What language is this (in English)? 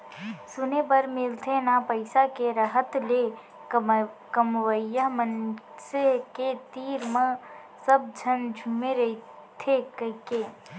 Chhattisgarhi